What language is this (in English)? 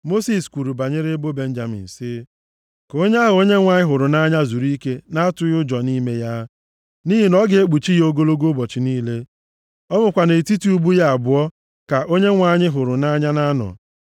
Igbo